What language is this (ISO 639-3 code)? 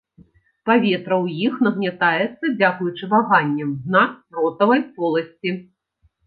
bel